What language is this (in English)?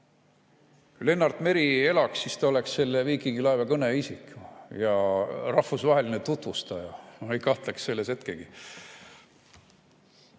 Estonian